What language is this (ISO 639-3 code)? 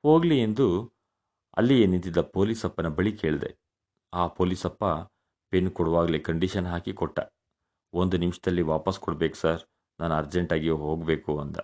kan